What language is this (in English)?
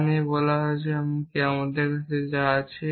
Bangla